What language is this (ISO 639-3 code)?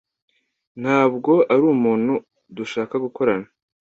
kin